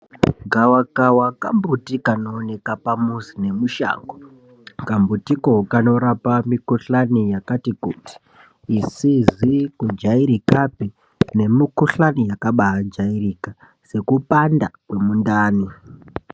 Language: Ndau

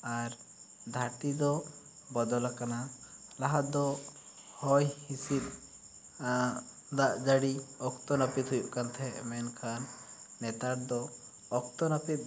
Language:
Santali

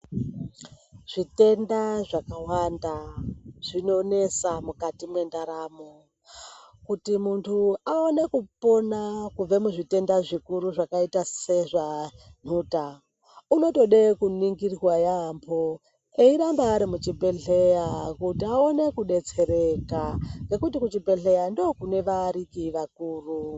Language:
Ndau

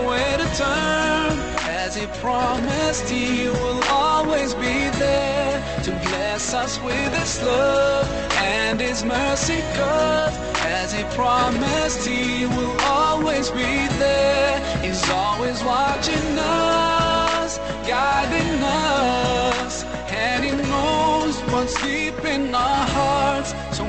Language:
Indonesian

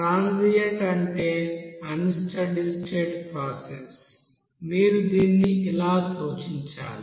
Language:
Telugu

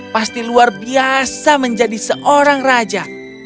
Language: Indonesian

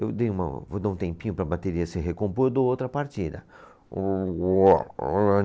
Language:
Portuguese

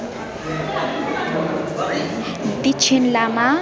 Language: Nepali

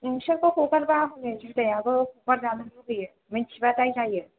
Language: Bodo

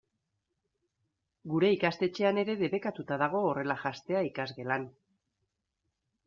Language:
Basque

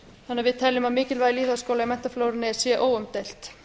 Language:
Icelandic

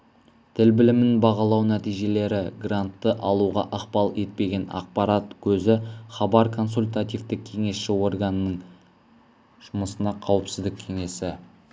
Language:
Kazakh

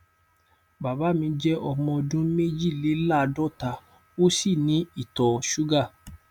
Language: Yoruba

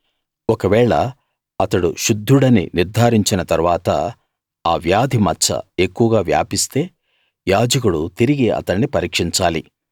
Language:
Telugu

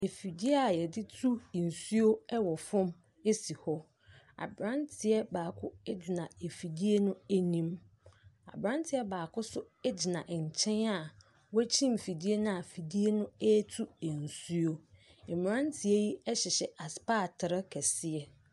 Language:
Akan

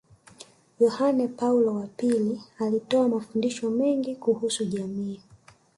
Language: Swahili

